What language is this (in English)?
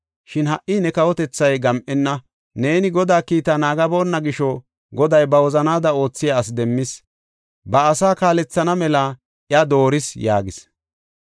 Gofa